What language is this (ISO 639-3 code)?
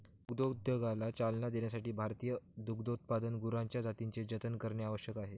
mar